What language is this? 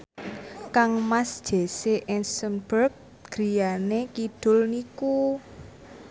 Javanese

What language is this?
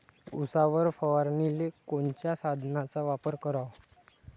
Marathi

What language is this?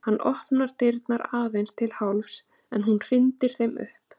Icelandic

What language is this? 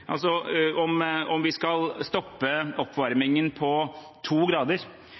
Norwegian Bokmål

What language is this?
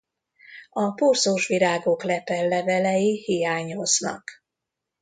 Hungarian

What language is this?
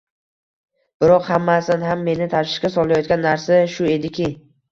Uzbek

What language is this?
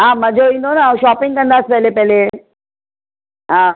Sindhi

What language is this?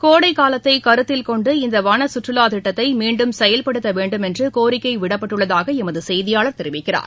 Tamil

